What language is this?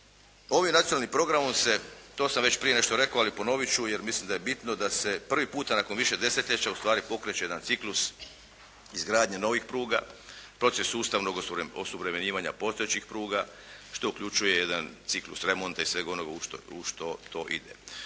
Croatian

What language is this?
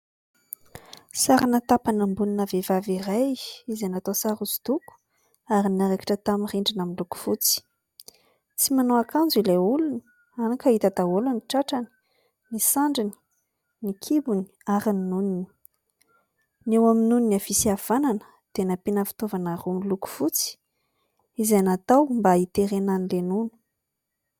Malagasy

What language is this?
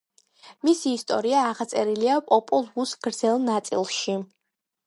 Georgian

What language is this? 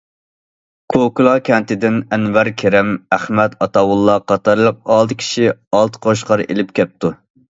Uyghur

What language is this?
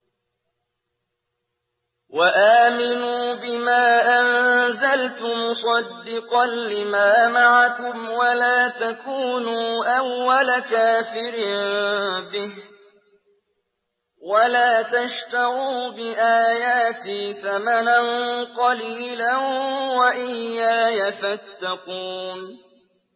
Arabic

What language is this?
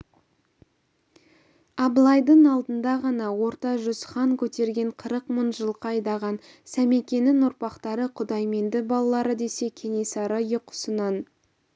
Kazakh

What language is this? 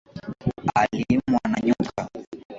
Swahili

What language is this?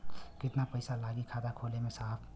Bhojpuri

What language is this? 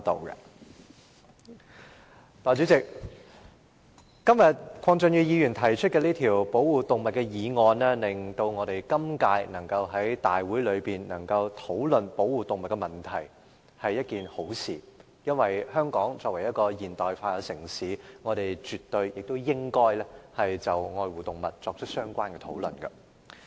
Cantonese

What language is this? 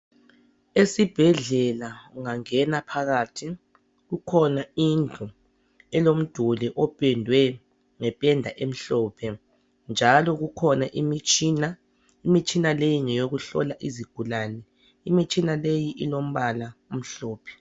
North Ndebele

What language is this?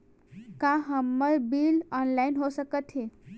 Chhattisgarhi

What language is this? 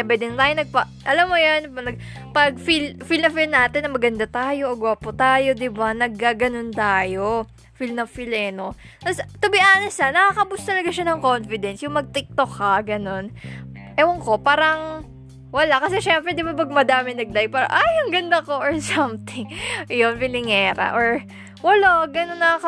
Filipino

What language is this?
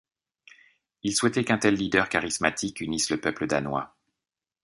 French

